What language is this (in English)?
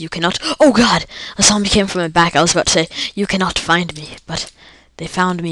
English